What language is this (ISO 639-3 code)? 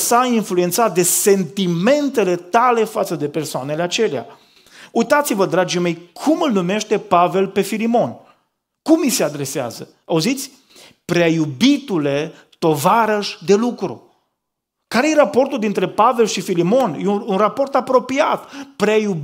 ron